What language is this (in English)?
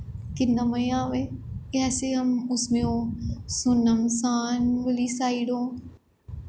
Dogri